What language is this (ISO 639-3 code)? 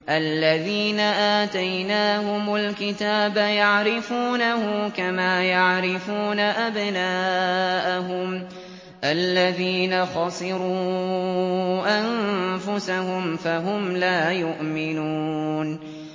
ara